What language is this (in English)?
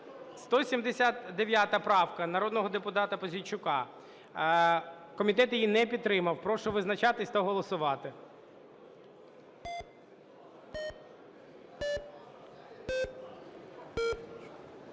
Ukrainian